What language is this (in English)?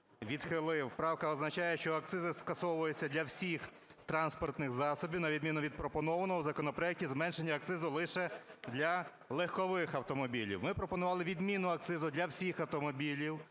Ukrainian